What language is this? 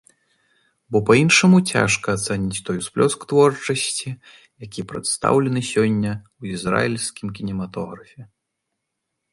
Belarusian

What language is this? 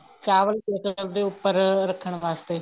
Punjabi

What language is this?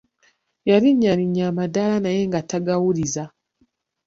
Ganda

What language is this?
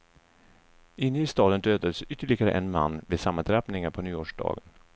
Swedish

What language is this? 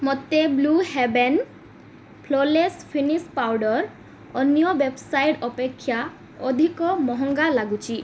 Odia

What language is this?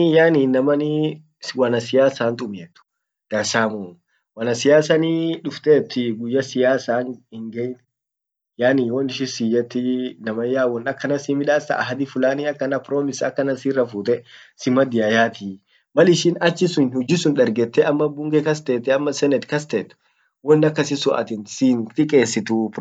Orma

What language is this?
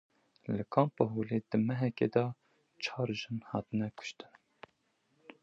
Kurdish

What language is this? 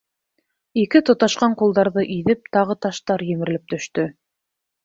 Bashkir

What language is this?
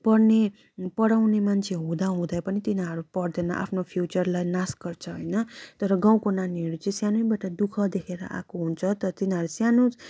Nepali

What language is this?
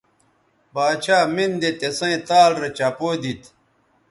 Bateri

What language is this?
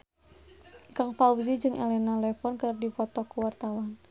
Sundanese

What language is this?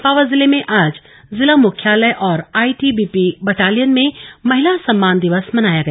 Hindi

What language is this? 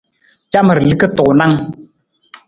Nawdm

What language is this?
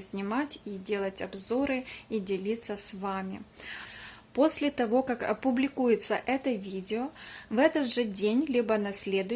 Russian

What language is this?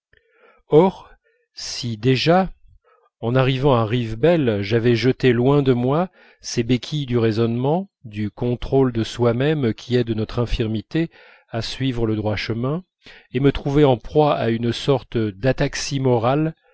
French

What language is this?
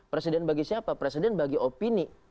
Indonesian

